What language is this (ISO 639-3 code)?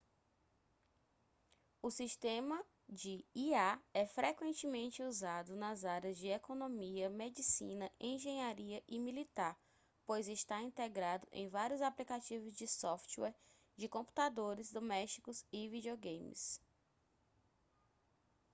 por